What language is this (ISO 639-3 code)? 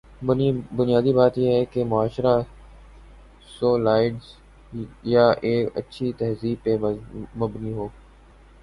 urd